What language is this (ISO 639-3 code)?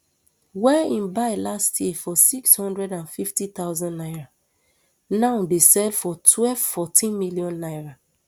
pcm